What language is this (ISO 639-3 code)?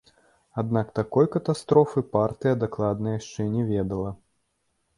bel